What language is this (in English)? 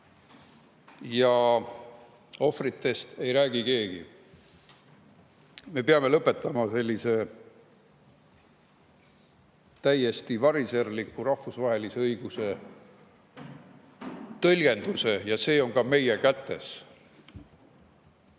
Estonian